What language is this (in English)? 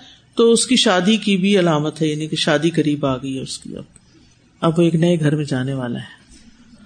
Urdu